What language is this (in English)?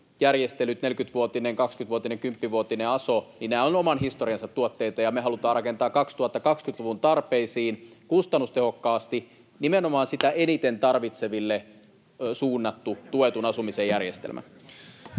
Finnish